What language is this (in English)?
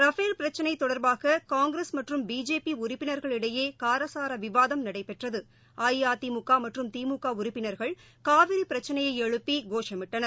Tamil